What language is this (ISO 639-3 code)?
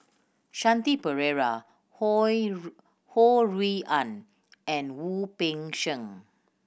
eng